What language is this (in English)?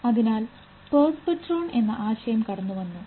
Malayalam